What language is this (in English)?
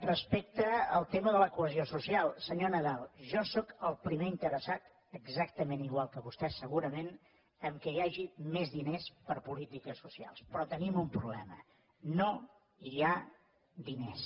Catalan